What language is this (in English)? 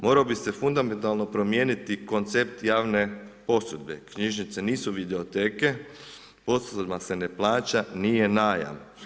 Croatian